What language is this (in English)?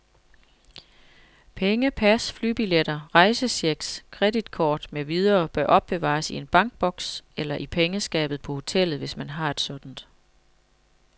Danish